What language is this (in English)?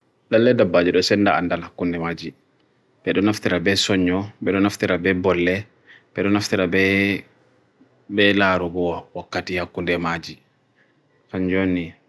Bagirmi Fulfulde